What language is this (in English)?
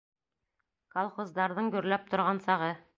Bashkir